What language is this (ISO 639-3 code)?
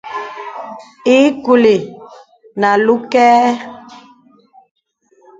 beb